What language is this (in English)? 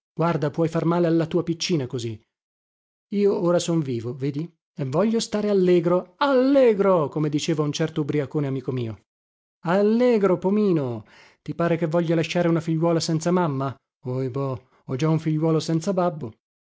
Italian